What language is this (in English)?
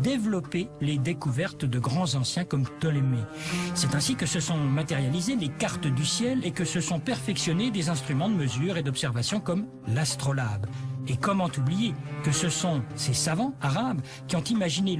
French